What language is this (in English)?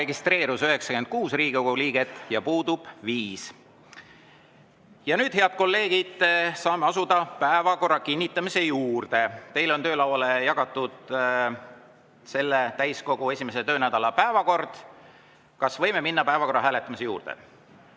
Estonian